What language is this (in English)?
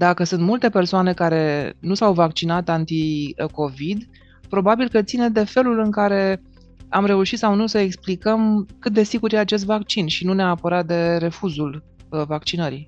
Romanian